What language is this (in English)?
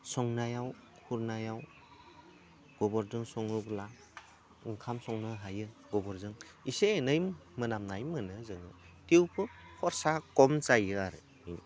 Bodo